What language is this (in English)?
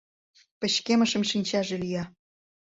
Mari